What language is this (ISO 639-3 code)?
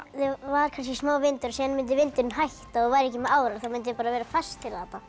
isl